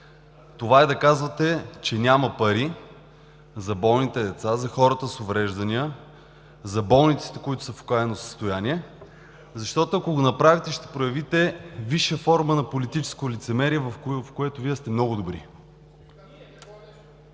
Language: Bulgarian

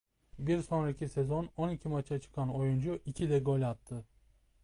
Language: Turkish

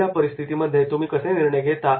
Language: Marathi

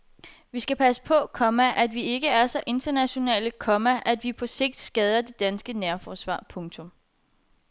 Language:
Danish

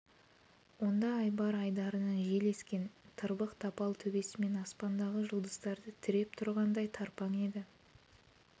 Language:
Kazakh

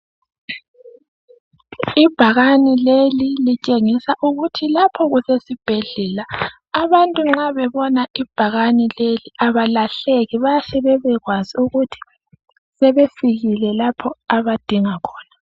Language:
North Ndebele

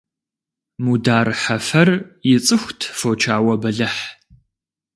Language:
Kabardian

